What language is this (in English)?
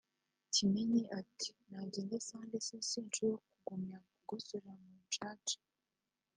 Kinyarwanda